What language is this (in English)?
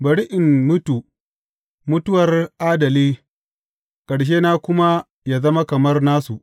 Hausa